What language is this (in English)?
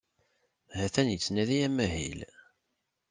Kabyle